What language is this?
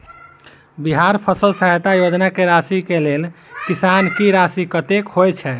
Maithili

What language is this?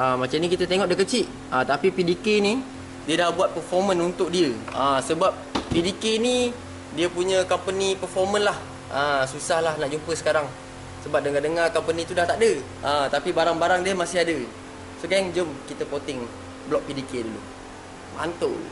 Malay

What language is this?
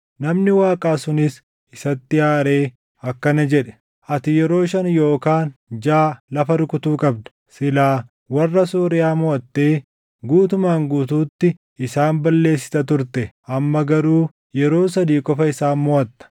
Oromo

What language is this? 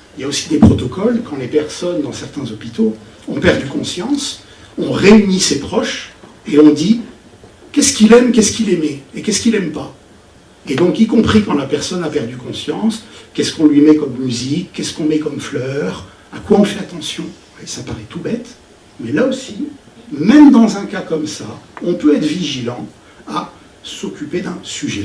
French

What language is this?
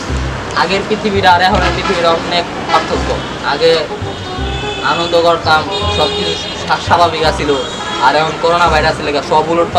Indonesian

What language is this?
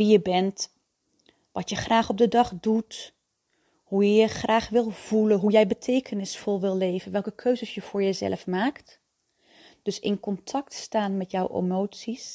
Dutch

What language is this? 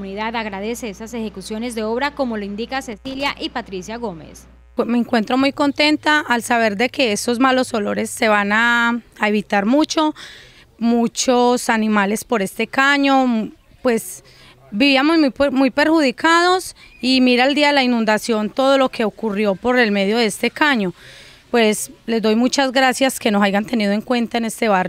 Spanish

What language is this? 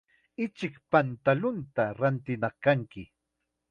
Chiquián Ancash Quechua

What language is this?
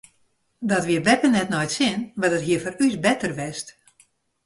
Western Frisian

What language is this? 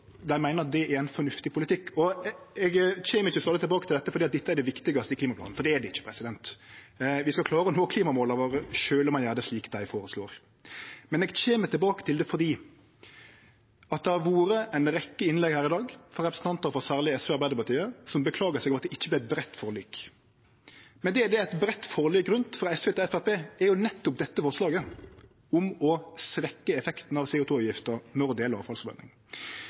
Norwegian Nynorsk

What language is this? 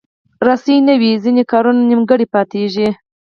Pashto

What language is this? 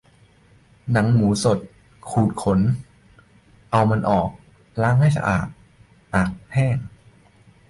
Thai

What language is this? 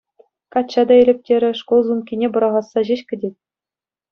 Chuvash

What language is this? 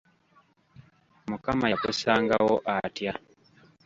Ganda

